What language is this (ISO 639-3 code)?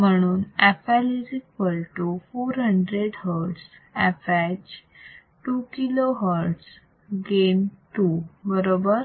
mar